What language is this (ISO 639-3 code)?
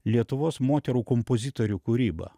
lit